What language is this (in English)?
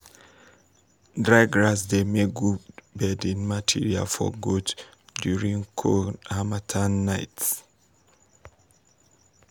Nigerian Pidgin